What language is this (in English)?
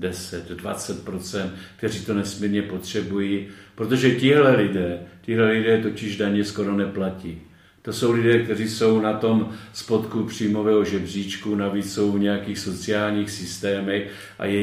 Czech